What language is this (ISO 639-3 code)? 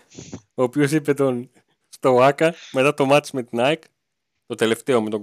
ell